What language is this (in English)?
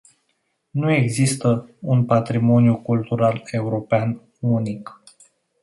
Romanian